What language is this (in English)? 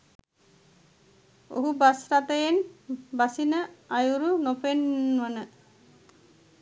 Sinhala